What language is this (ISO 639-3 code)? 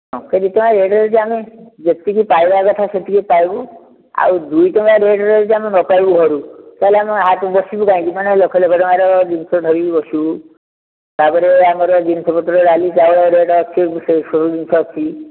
ori